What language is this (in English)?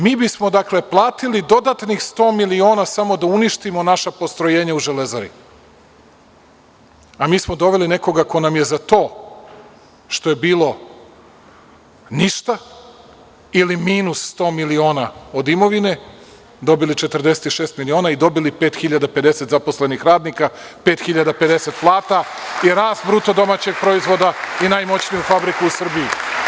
Serbian